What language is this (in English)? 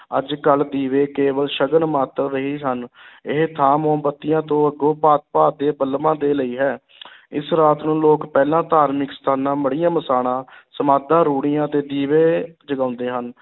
Punjabi